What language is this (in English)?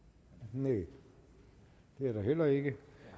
Danish